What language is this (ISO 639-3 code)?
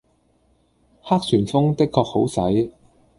yue